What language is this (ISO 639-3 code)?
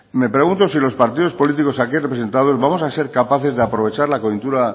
spa